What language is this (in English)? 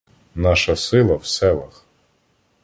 Ukrainian